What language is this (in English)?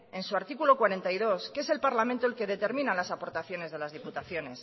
Spanish